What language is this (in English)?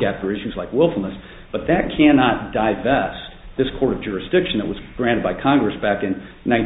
English